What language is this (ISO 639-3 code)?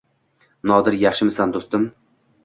uzb